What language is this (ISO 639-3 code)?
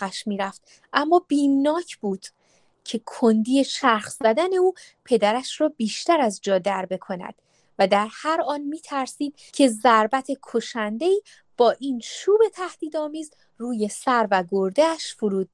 fas